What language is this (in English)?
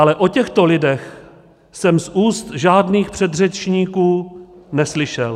Czech